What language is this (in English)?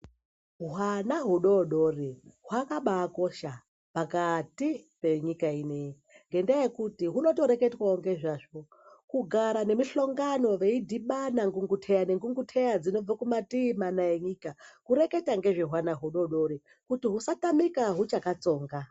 Ndau